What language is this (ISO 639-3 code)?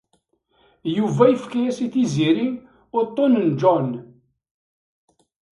kab